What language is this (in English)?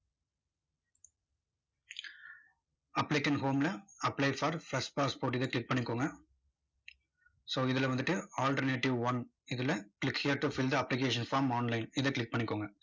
Tamil